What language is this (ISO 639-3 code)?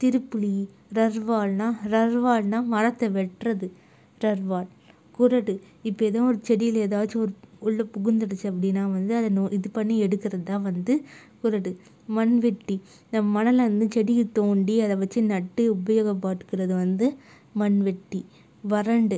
tam